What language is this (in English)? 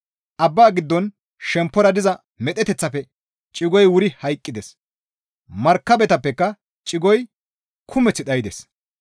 Gamo